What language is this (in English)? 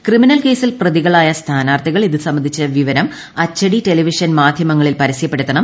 Malayalam